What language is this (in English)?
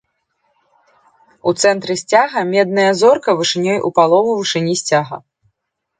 Belarusian